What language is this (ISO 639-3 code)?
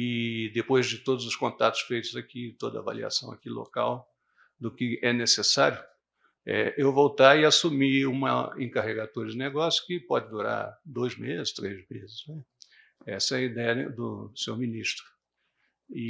por